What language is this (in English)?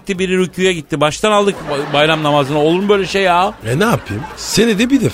Turkish